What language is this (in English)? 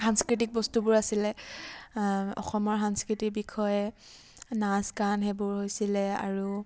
Assamese